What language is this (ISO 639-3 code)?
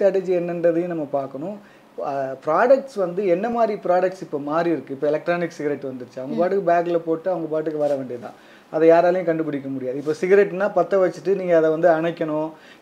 tam